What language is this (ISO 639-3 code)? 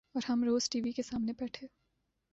urd